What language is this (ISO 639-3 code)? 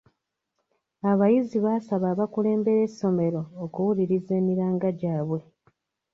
lug